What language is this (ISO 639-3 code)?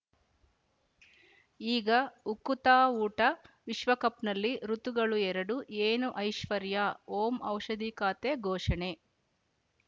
kan